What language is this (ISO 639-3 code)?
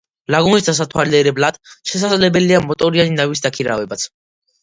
kat